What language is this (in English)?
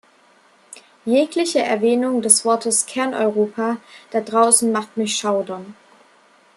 German